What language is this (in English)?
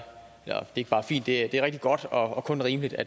Danish